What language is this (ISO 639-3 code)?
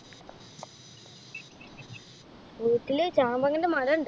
mal